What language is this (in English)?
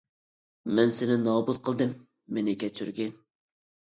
Uyghur